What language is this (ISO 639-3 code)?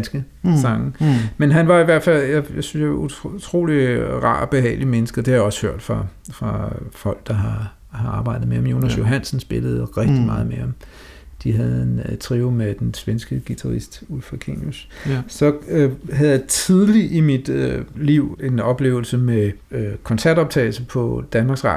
dan